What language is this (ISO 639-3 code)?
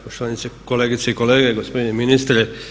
hrv